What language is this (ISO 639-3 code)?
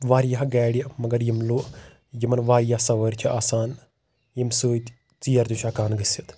kas